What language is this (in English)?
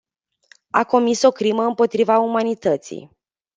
Romanian